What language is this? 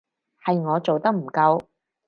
Cantonese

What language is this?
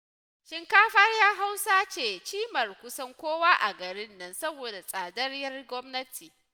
Hausa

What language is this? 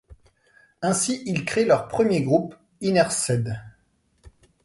French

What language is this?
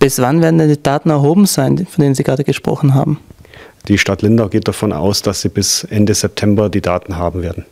German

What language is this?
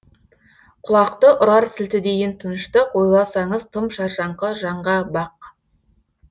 Kazakh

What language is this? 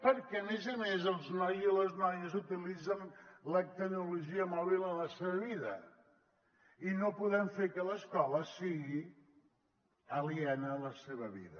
Catalan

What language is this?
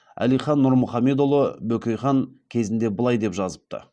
Kazakh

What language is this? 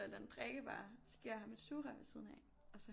Danish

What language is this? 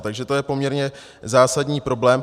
Czech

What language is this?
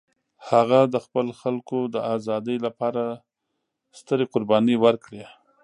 Pashto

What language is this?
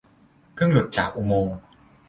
Thai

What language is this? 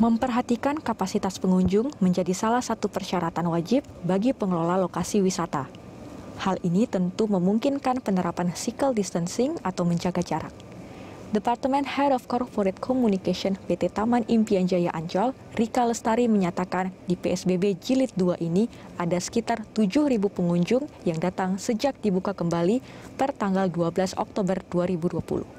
Indonesian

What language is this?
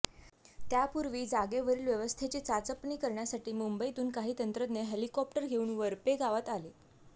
Marathi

